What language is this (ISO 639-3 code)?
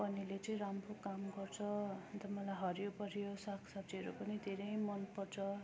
nep